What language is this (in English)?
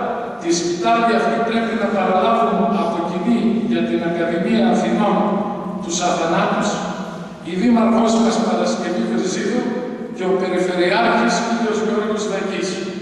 Greek